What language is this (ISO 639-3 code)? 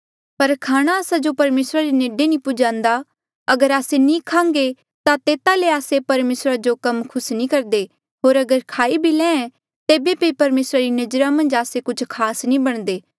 mjl